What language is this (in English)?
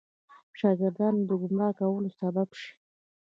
Pashto